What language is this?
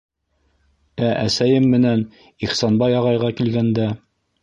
Bashkir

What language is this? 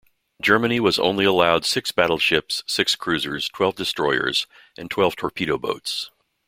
English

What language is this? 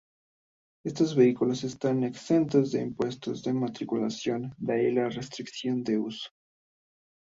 Spanish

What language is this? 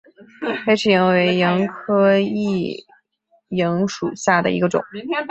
Chinese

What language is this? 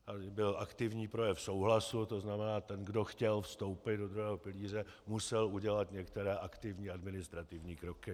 Czech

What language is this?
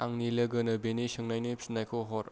Bodo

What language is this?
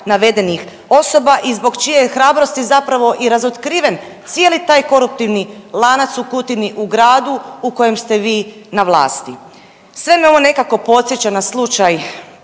Croatian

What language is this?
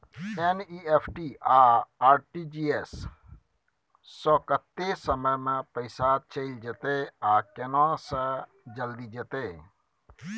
Maithili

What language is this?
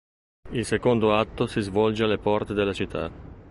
Italian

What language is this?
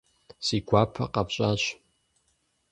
Kabardian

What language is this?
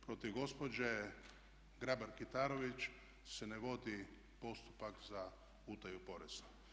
Croatian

